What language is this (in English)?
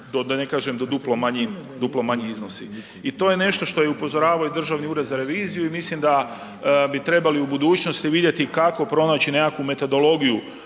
Croatian